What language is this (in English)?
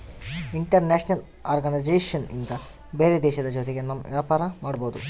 Kannada